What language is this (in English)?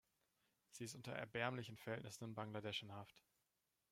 German